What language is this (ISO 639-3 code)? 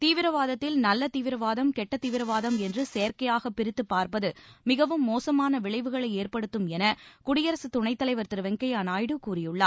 tam